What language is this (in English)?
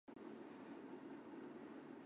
Chinese